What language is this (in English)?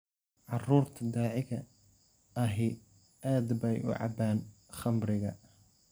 Somali